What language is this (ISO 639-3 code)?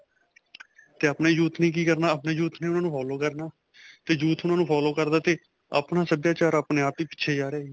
pan